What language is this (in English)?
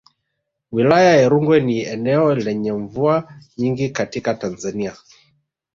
Swahili